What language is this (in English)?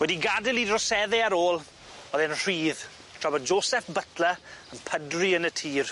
Welsh